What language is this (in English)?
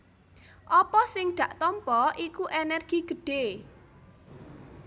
Javanese